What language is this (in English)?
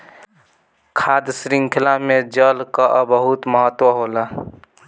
Bhojpuri